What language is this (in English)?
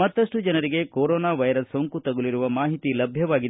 Kannada